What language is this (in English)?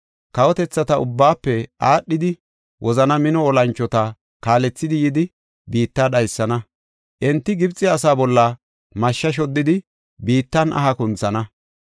Gofa